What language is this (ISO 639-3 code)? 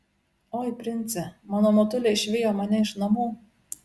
lit